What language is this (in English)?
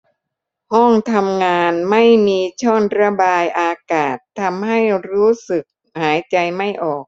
Thai